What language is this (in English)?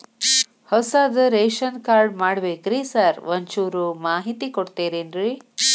Kannada